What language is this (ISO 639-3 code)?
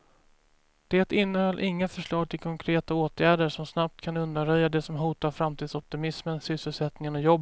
swe